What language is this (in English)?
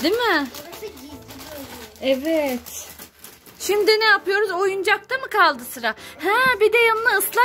Turkish